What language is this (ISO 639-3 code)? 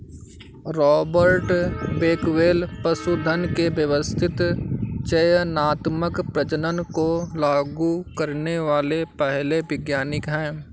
hin